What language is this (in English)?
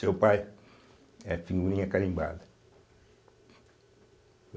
Portuguese